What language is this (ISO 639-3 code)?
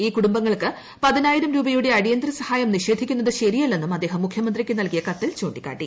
mal